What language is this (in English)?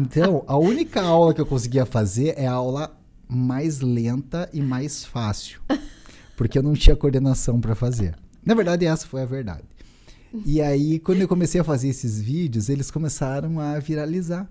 Portuguese